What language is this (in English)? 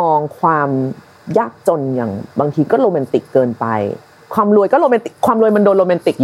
Thai